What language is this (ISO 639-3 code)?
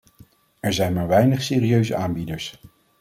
nld